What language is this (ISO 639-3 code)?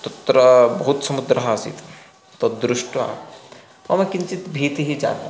san